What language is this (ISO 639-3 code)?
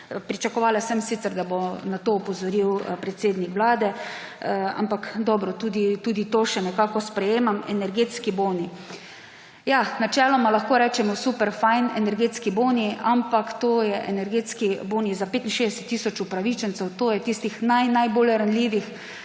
slv